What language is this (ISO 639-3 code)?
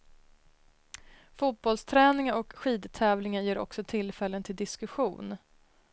swe